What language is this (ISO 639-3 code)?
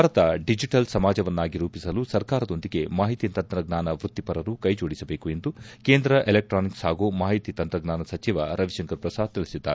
kan